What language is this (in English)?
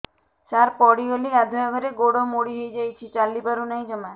Odia